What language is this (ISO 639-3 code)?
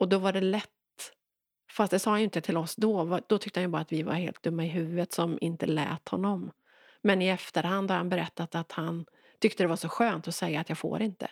swe